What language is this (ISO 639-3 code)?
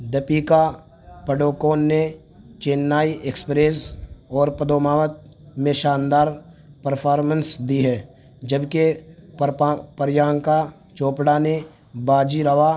urd